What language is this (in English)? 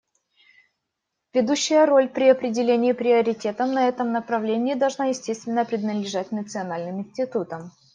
Russian